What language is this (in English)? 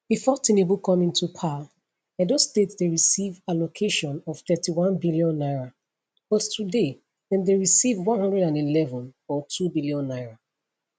Nigerian Pidgin